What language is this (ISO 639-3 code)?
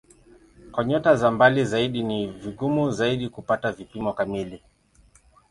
swa